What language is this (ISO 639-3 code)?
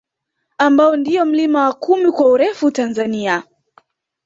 swa